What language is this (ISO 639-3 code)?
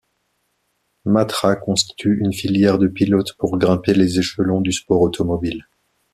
fra